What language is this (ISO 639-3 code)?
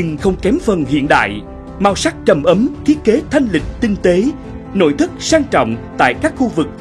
vie